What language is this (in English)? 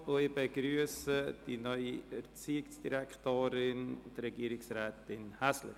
Swiss German